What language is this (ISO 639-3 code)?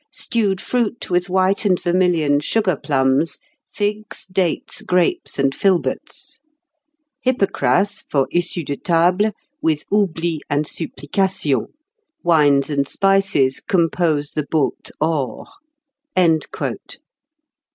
eng